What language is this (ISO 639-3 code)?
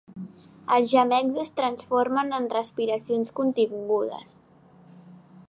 cat